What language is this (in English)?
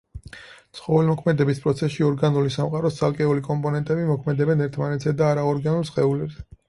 Georgian